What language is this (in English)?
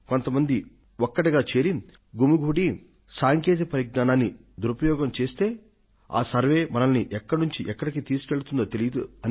Telugu